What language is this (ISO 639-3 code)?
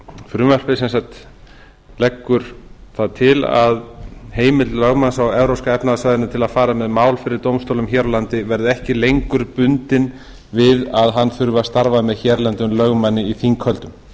isl